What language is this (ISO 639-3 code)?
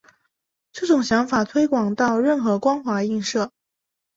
zho